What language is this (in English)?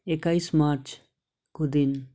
Nepali